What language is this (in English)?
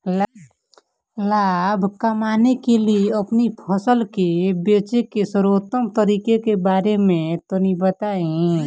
Bhojpuri